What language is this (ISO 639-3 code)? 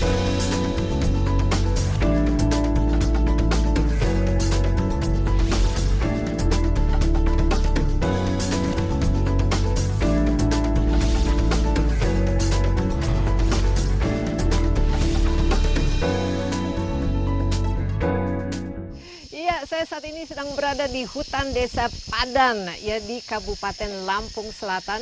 ind